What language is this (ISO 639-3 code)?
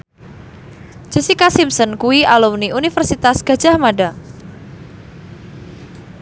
jav